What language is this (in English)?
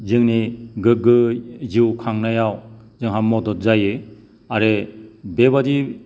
Bodo